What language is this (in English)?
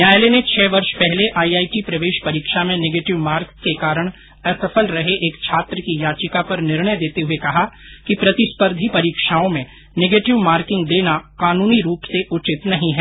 Hindi